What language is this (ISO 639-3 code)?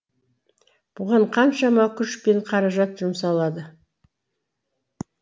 kaz